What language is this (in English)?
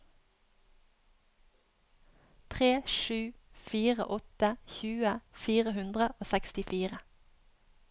Norwegian